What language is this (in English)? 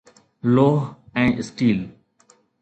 Sindhi